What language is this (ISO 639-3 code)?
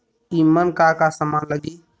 bho